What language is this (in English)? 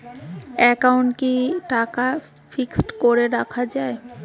Bangla